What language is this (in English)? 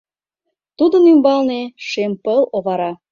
Mari